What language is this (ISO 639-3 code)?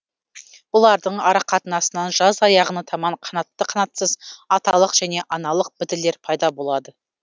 kaz